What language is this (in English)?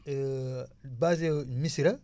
Wolof